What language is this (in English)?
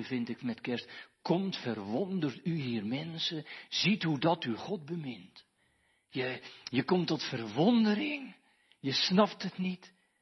Dutch